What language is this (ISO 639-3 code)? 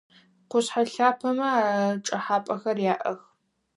ady